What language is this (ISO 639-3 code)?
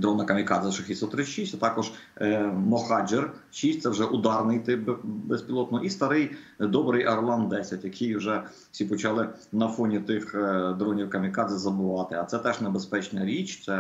ukr